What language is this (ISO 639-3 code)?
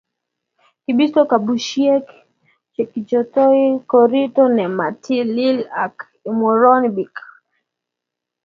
kln